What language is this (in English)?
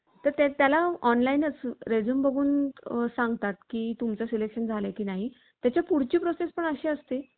Marathi